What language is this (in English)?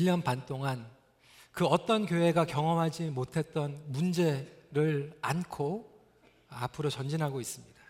Korean